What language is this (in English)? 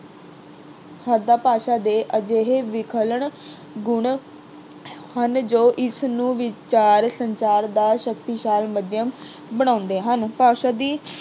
Punjabi